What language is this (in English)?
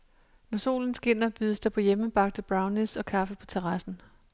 Danish